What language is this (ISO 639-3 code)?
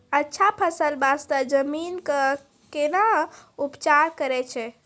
mai